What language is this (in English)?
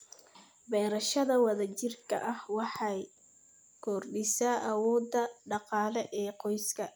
Somali